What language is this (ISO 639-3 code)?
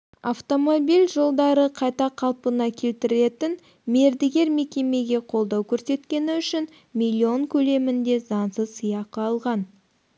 kaz